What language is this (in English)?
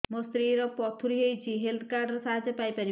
Odia